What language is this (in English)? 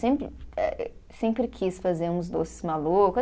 Portuguese